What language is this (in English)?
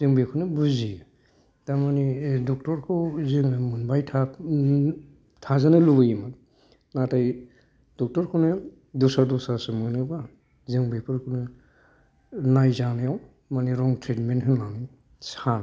Bodo